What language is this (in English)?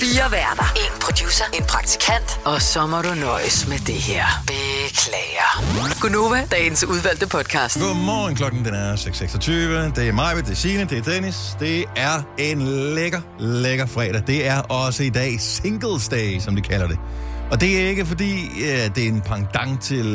Danish